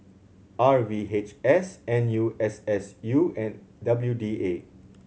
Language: English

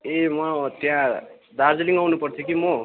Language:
Nepali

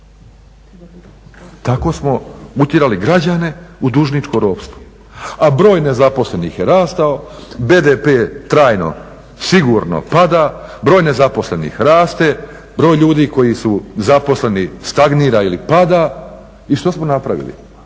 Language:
Croatian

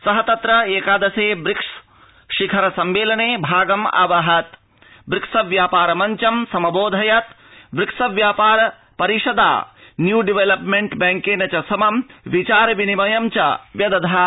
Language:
Sanskrit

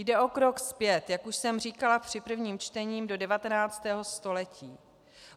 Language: Czech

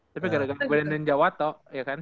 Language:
Indonesian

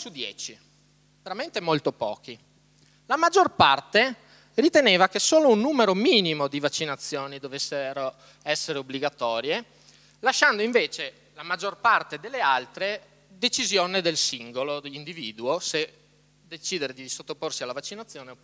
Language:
Italian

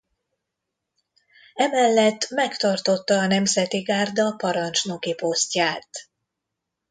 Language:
Hungarian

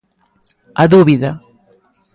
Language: Galician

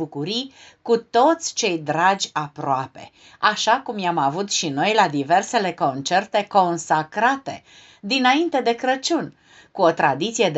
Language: Romanian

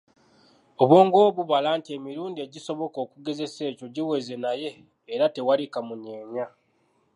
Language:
Ganda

